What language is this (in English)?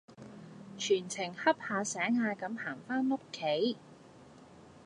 Cantonese